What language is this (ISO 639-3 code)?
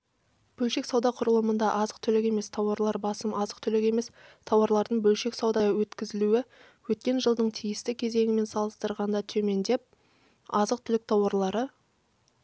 kaz